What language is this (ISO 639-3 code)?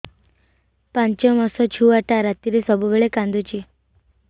ori